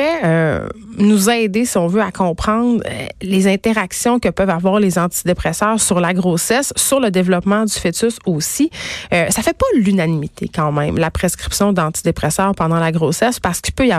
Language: French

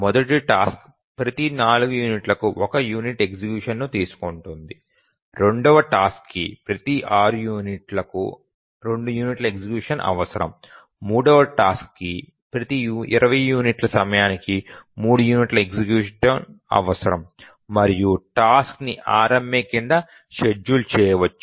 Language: Telugu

